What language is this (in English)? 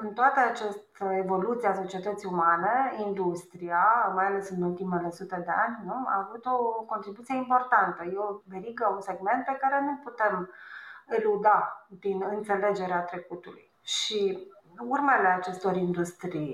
Romanian